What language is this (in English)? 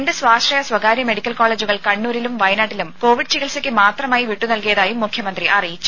Malayalam